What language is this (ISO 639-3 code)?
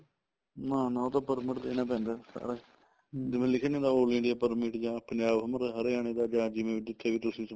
pan